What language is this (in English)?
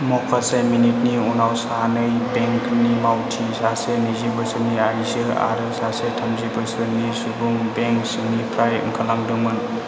Bodo